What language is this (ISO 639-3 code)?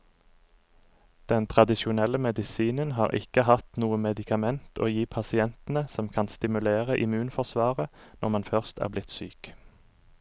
nor